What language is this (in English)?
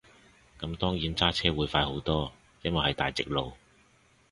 Cantonese